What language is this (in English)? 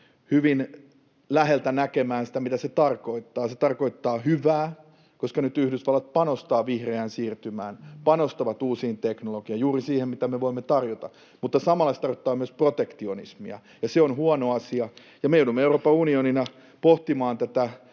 Finnish